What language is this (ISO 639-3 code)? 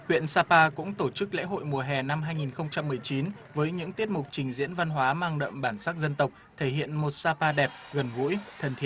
vie